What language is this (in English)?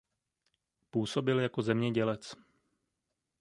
Czech